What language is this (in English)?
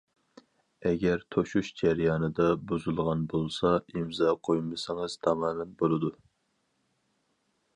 Uyghur